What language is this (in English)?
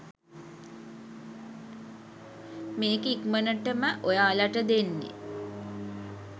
Sinhala